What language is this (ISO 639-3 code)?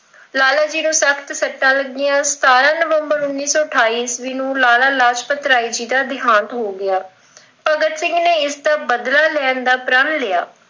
pan